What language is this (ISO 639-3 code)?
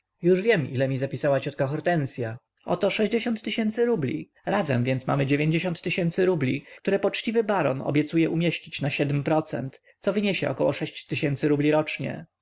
pol